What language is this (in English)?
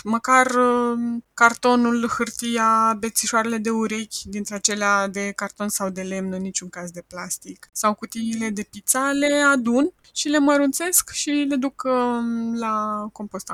Romanian